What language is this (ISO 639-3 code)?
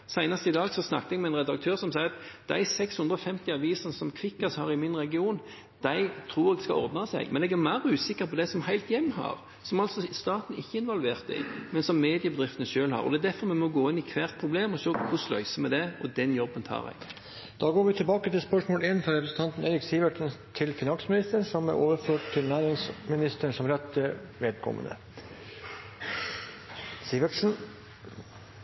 nor